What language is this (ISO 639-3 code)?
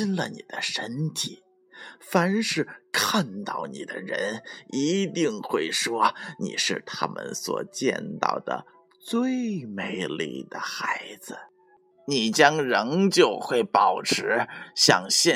zho